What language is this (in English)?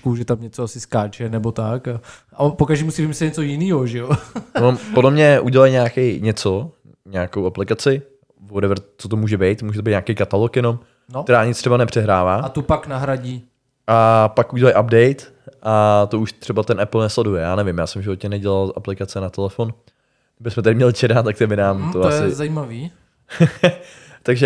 Czech